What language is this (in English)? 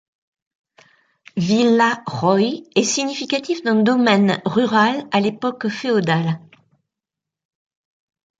French